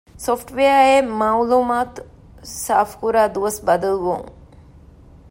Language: Divehi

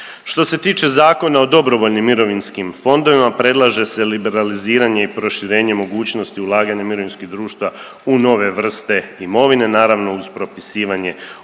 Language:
Croatian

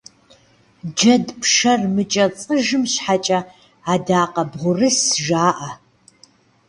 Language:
Kabardian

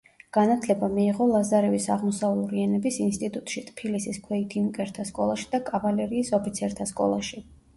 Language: Georgian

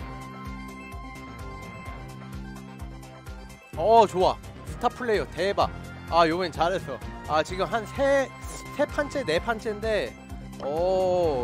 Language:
Korean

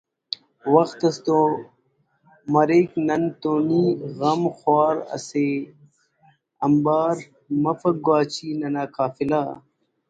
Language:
Brahui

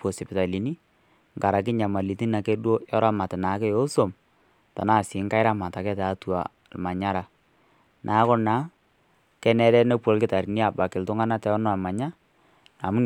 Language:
Masai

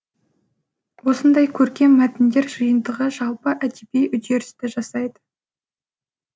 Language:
Kazakh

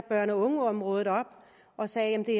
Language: Danish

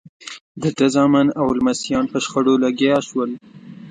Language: Pashto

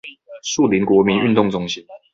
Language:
Chinese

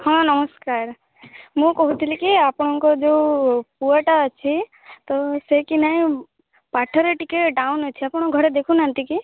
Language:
Odia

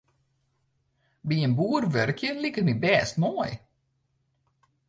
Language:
Western Frisian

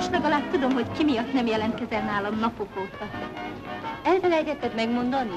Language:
Hungarian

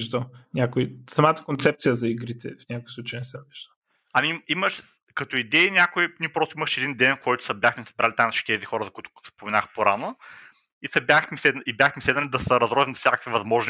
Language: Bulgarian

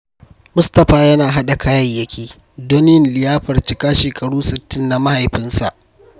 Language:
Hausa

